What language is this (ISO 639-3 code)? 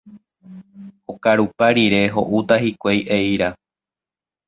grn